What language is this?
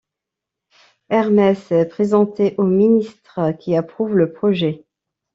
French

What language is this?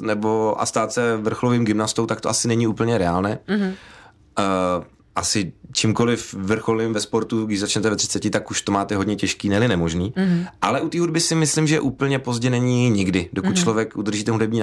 Czech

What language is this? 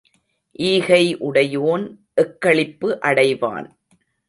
Tamil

